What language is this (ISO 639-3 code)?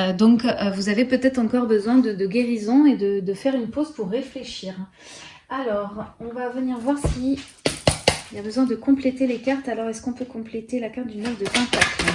fra